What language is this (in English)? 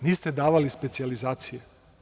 Serbian